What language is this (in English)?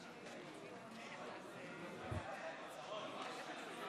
Hebrew